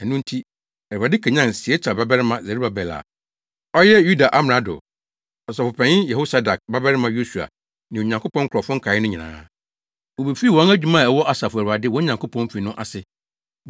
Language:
Akan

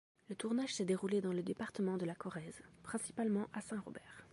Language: French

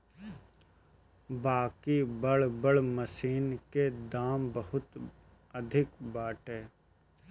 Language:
Bhojpuri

